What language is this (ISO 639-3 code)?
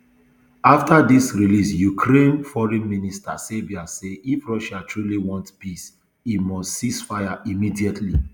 pcm